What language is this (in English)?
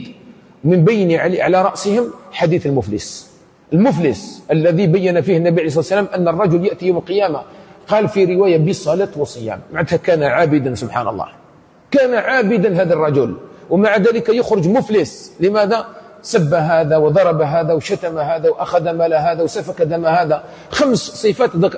Arabic